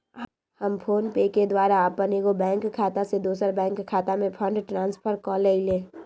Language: Magahi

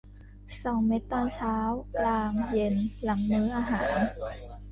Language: Thai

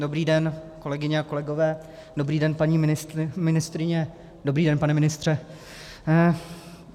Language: Czech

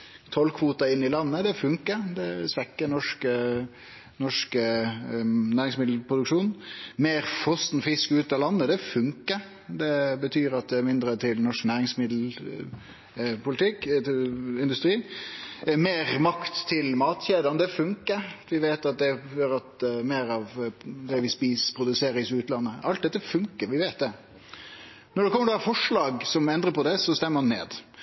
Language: Norwegian Nynorsk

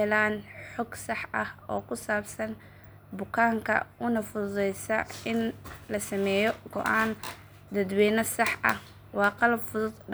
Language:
Somali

